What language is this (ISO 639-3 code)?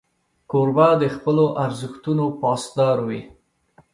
pus